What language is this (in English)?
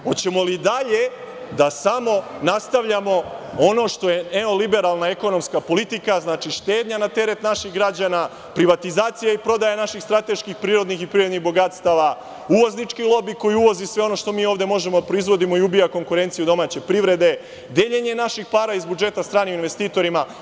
Serbian